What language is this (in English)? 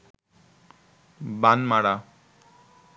Bangla